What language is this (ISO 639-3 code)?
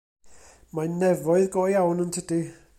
cym